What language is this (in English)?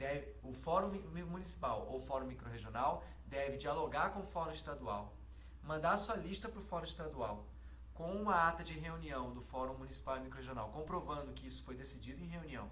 Portuguese